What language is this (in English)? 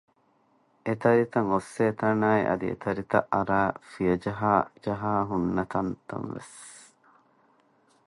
Divehi